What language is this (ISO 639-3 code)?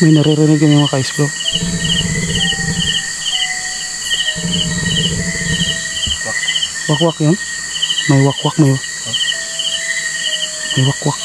fil